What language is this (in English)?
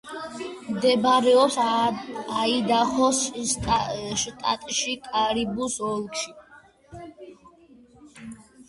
Georgian